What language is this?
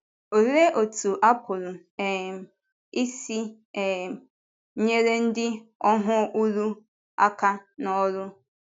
Igbo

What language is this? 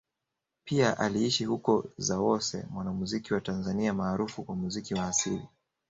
Swahili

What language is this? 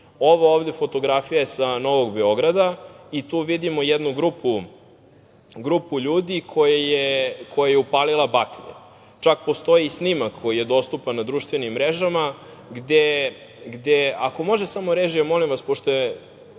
Serbian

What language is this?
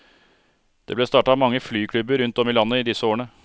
Norwegian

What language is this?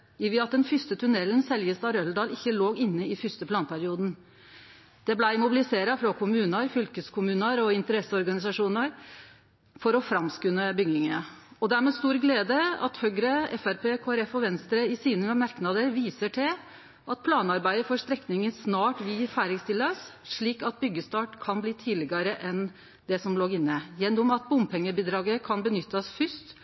Norwegian Nynorsk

